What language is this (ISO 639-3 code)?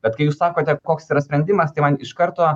lit